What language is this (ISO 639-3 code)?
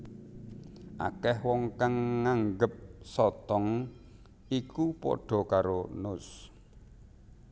jav